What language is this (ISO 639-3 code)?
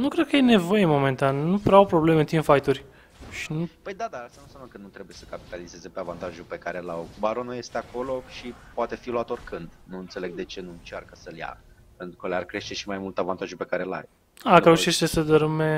ron